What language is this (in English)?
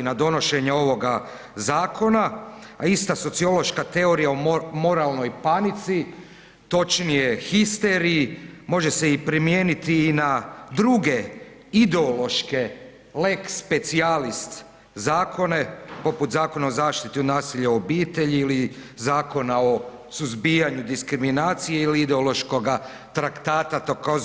Croatian